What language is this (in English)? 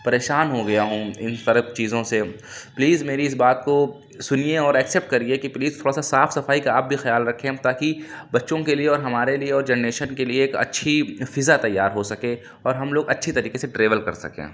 Urdu